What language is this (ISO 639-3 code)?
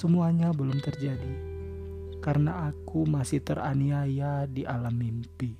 ind